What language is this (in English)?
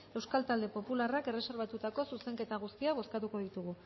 Basque